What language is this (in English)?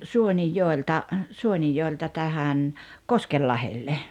Finnish